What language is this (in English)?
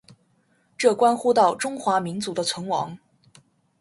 Chinese